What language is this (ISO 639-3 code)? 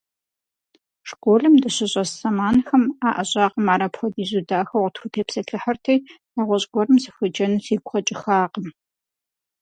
kbd